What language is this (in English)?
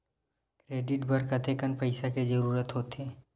Chhattisgarhi